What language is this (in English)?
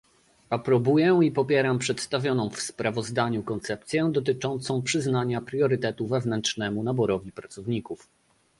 Polish